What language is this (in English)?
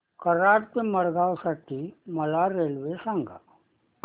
Marathi